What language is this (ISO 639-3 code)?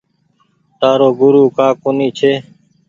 gig